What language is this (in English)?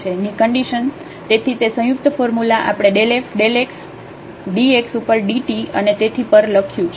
Gujarati